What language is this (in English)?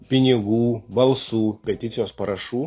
Lithuanian